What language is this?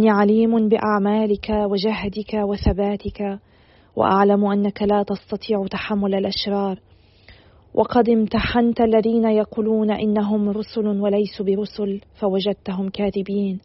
Arabic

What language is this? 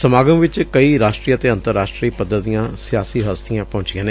Punjabi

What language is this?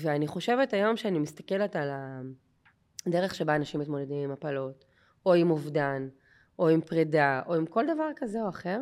Hebrew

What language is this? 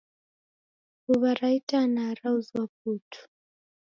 Taita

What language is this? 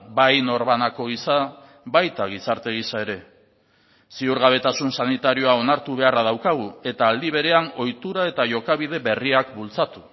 Basque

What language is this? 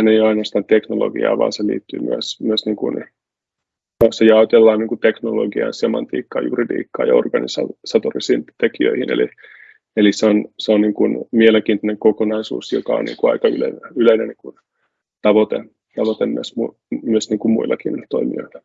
Finnish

